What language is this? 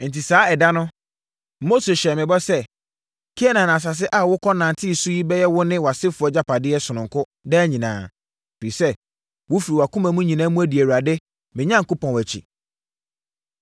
Akan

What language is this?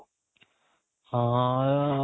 Odia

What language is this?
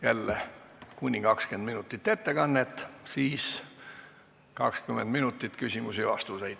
Estonian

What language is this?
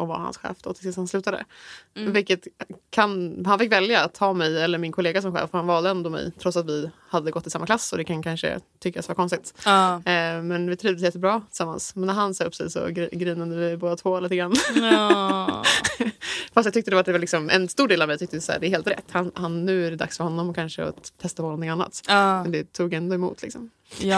Swedish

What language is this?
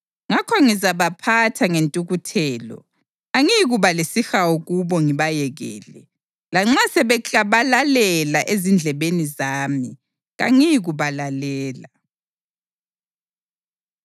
North Ndebele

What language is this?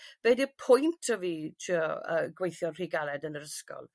Welsh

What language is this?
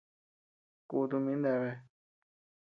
Tepeuxila Cuicatec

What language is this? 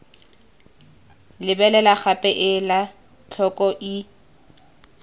Tswana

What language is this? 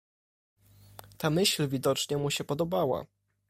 Polish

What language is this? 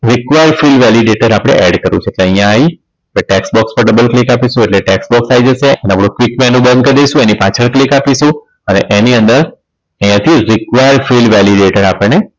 Gujarati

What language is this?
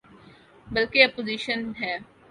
Urdu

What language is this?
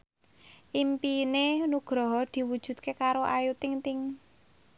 Javanese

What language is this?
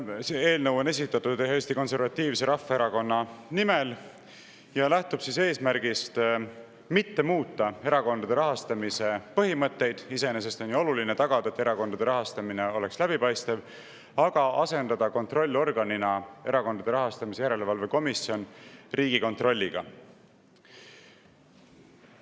Estonian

